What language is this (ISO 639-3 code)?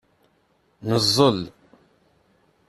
kab